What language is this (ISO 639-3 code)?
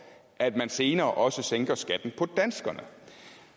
dan